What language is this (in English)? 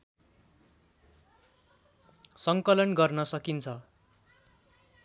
Nepali